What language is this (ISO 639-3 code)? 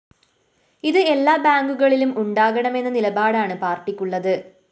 mal